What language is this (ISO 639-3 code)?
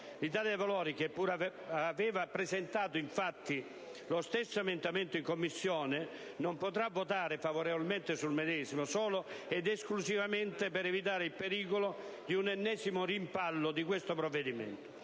ita